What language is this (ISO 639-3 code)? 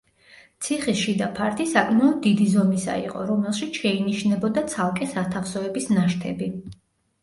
kat